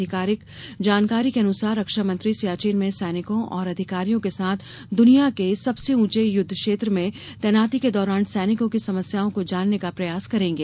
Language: Hindi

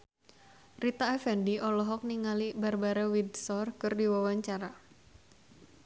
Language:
Sundanese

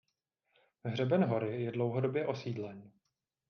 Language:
Czech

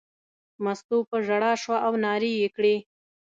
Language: Pashto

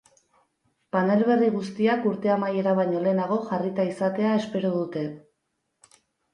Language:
Basque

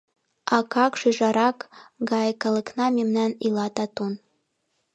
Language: Mari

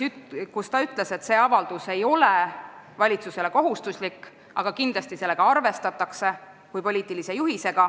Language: Estonian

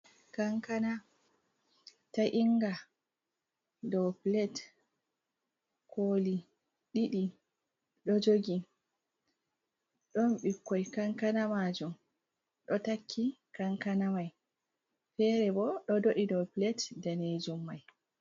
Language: Fula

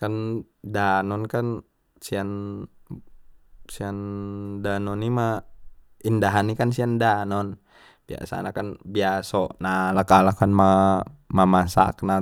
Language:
Batak Mandailing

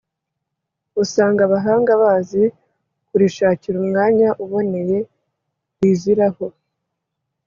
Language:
Kinyarwanda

